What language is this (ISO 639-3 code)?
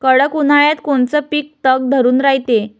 mar